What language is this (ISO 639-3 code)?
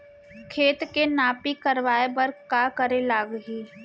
hne